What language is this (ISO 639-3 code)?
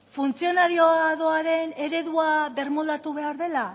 eus